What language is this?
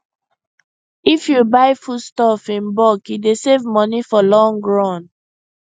Nigerian Pidgin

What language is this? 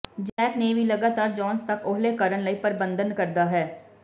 Punjabi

